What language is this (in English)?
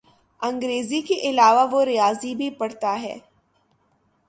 Urdu